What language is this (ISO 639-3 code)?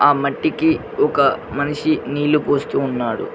tel